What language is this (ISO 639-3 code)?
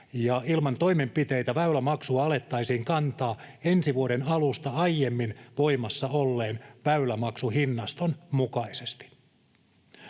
fin